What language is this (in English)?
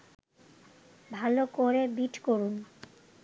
Bangla